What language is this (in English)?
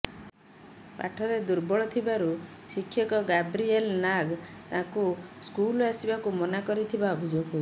Odia